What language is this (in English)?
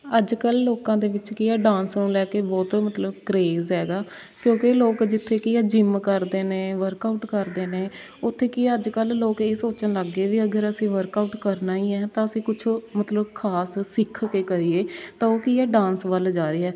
Punjabi